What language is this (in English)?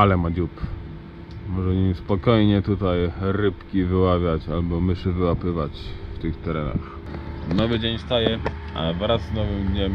Polish